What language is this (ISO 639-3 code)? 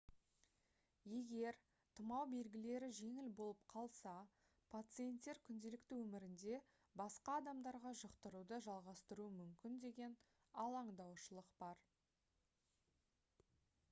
kaz